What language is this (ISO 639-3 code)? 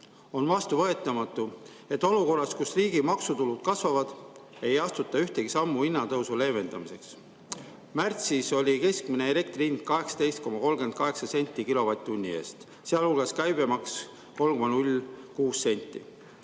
est